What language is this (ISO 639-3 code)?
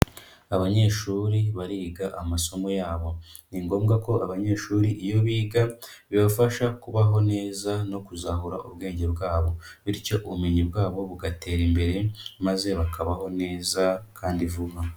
kin